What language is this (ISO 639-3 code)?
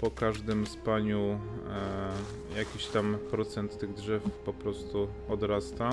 pol